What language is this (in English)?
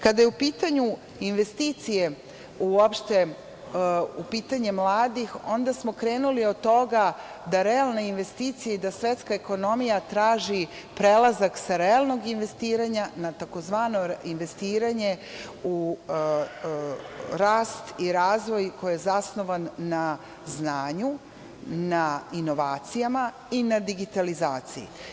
Serbian